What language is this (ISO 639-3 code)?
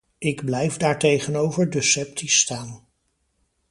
nld